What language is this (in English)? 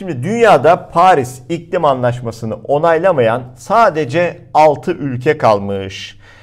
Turkish